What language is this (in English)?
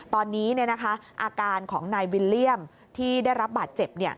Thai